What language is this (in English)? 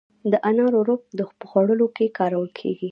Pashto